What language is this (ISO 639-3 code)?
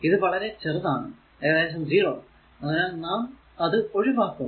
mal